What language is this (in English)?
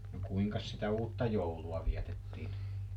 Finnish